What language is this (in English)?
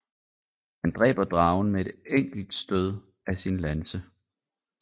Danish